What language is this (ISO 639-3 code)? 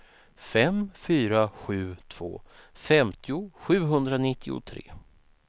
swe